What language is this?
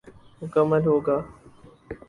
Urdu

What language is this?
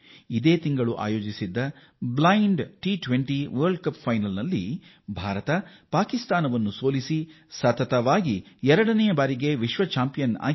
Kannada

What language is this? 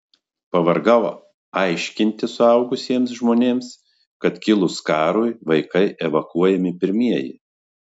Lithuanian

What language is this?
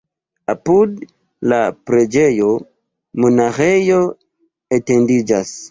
Esperanto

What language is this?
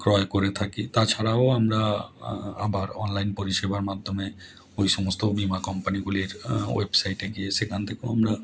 Bangla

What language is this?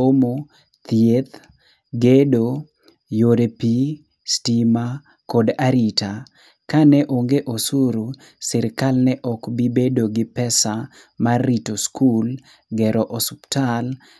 Luo (Kenya and Tanzania)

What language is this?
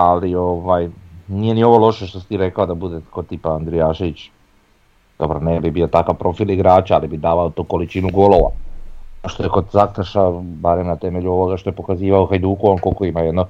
Croatian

